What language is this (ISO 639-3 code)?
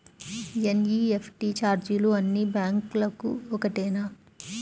tel